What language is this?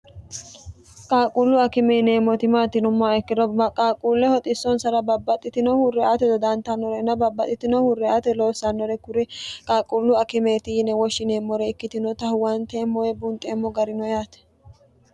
Sidamo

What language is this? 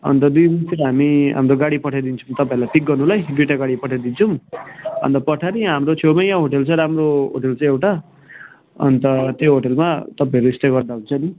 Nepali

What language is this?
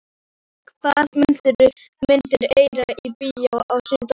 Icelandic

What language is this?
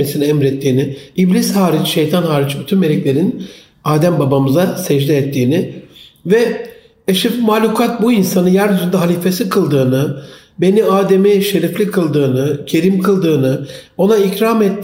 Turkish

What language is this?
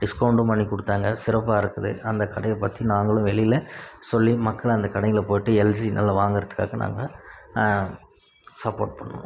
Tamil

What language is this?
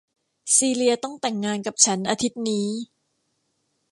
Thai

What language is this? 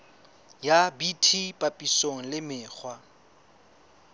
Southern Sotho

